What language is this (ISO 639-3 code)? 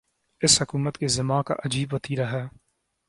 urd